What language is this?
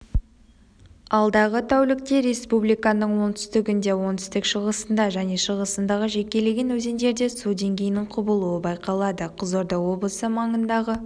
Kazakh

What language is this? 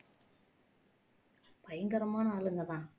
Tamil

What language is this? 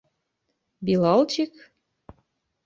Bashkir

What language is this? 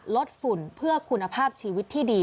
Thai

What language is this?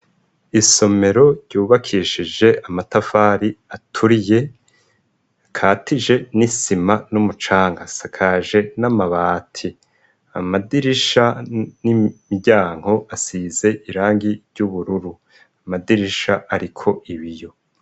Rundi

